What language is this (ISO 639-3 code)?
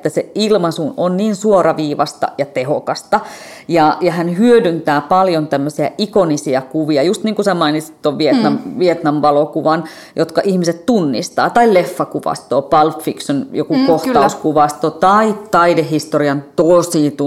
fin